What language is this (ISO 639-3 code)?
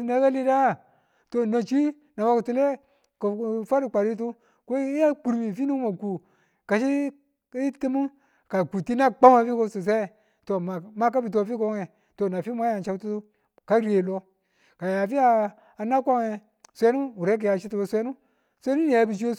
tul